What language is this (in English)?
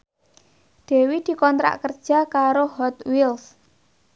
Javanese